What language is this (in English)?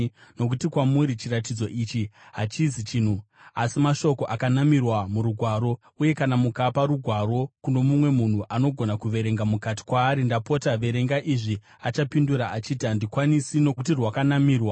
Shona